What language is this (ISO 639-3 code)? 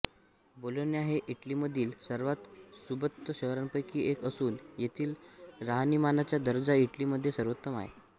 mar